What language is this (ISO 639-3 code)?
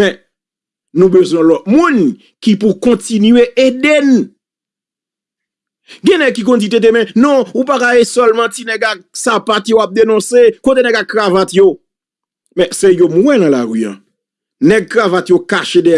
fra